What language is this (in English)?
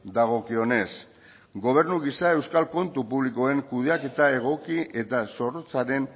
Basque